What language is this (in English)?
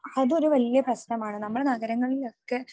Malayalam